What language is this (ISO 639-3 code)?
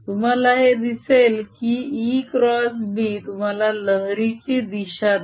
mar